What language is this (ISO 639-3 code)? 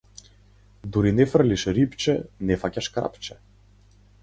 mkd